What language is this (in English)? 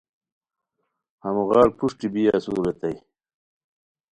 Khowar